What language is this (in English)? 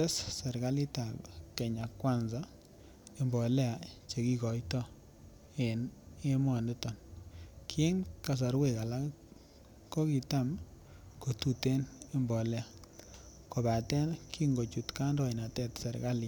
Kalenjin